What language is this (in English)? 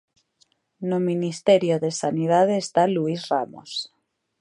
Galician